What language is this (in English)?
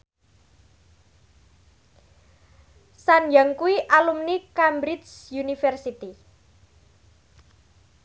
Javanese